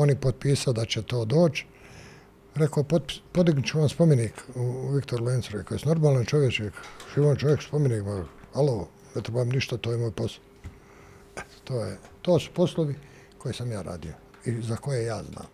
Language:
Croatian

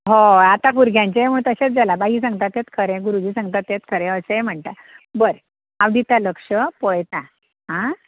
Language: Konkani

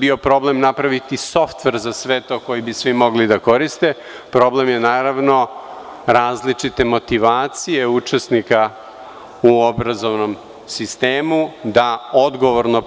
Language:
Serbian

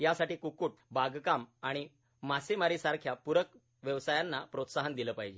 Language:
Marathi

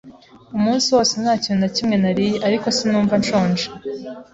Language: Kinyarwanda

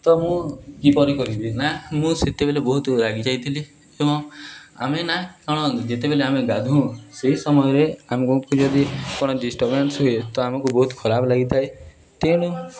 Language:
Odia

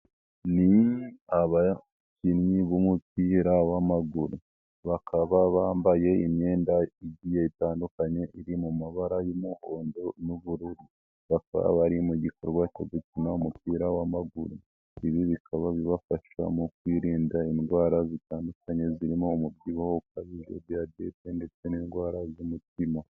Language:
Kinyarwanda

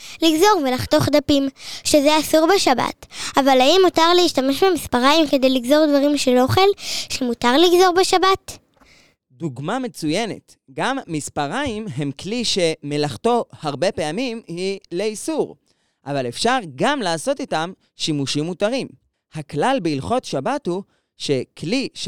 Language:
Hebrew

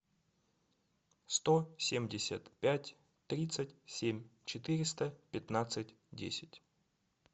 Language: Russian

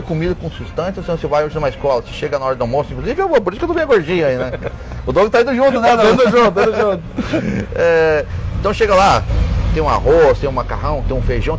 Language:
Portuguese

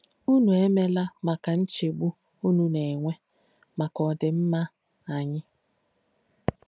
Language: Igbo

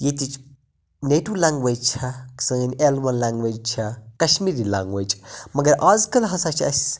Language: Kashmiri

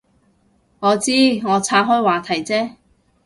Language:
Cantonese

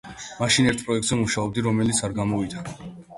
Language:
Georgian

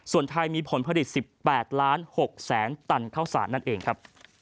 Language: Thai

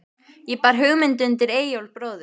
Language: Icelandic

